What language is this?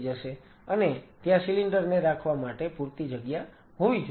Gujarati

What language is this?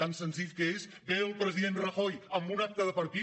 Catalan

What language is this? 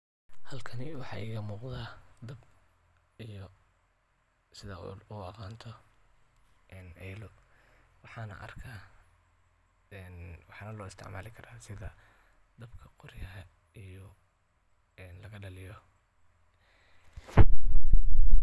Somali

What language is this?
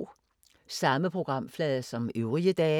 Danish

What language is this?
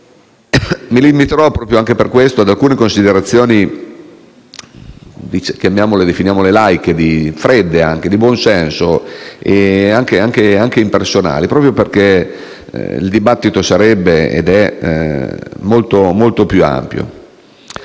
Italian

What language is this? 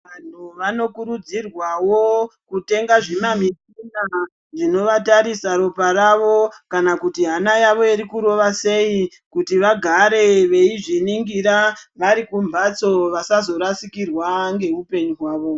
Ndau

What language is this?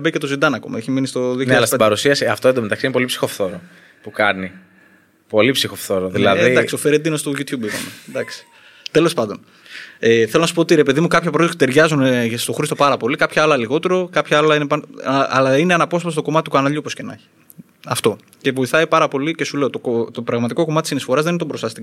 Greek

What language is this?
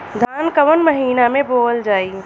Bhojpuri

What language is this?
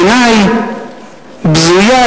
Hebrew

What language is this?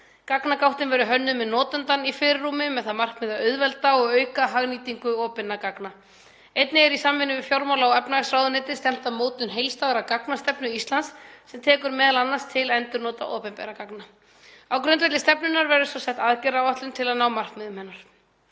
Icelandic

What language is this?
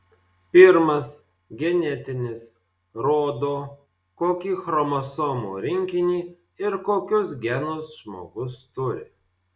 Lithuanian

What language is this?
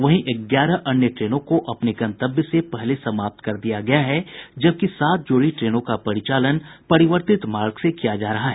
Hindi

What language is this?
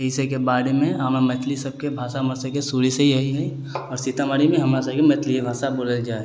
Maithili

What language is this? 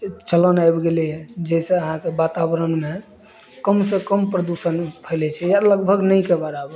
Maithili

